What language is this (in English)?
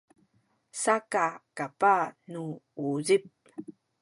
Sakizaya